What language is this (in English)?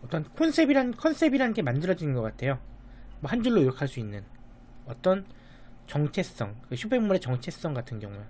Korean